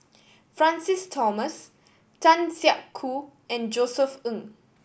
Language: English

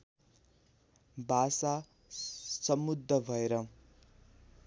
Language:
Nepali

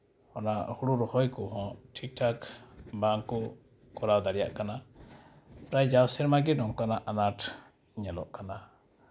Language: Santali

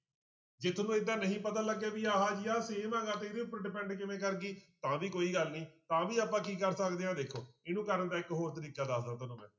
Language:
Punjabi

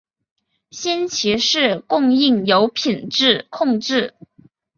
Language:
Chinese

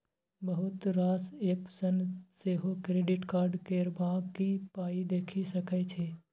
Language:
Maithili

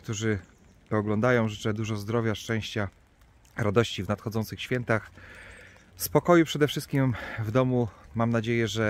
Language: Polish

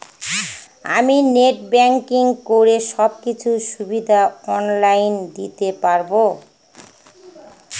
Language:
Bangla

